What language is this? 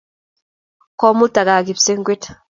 Kalenjin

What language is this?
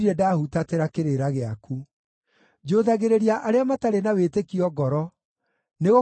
Kikuyu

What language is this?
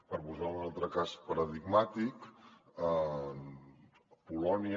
Catalan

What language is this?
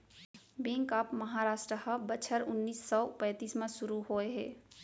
Chhattisgarhi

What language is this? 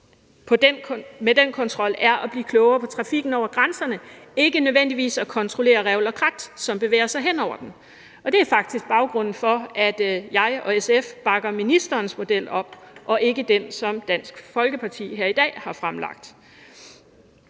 Danish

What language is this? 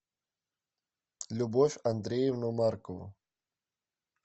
Russian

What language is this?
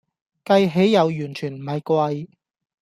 Cantonese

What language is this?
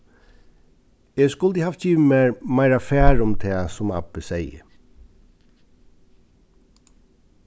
Faroese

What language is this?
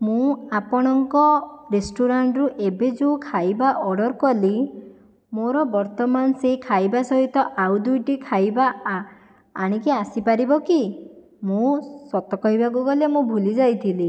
Odia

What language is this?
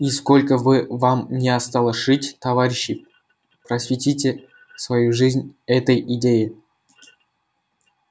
Russian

